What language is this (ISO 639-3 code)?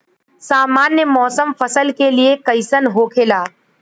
bho